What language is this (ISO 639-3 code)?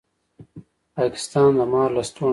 pus